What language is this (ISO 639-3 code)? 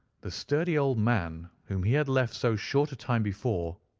eng